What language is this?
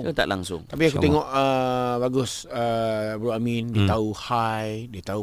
Malay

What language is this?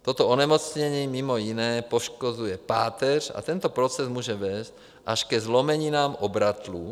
Czech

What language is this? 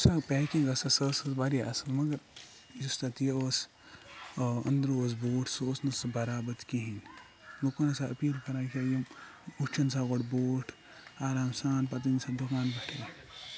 Kashmiri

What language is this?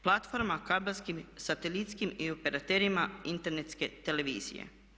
Croatian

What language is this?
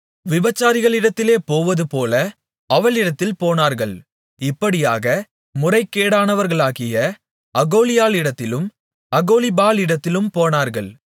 Tamil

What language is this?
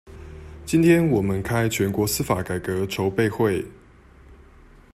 Chinese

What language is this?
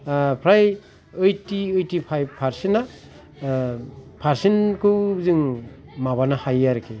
Bodo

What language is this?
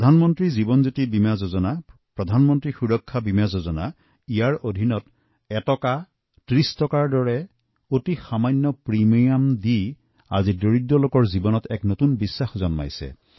Assamese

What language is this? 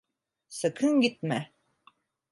Turkish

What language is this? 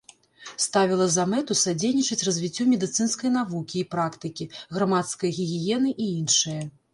Belarusian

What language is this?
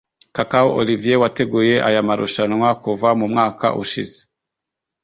Kinyarwanda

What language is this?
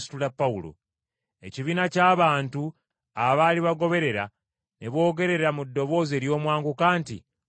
Ganda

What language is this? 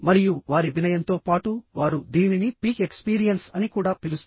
Telugu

